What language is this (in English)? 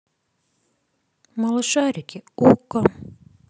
Russian